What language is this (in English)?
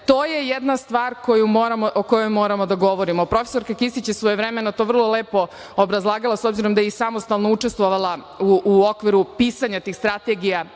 Serbian